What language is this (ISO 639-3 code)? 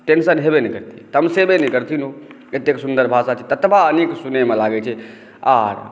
mai